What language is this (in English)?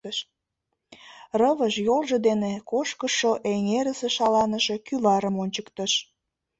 Mari